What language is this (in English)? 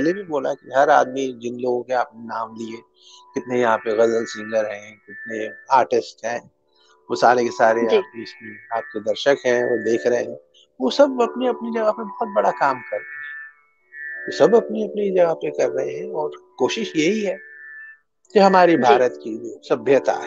Hindi